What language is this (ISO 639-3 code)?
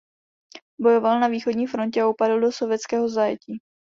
ces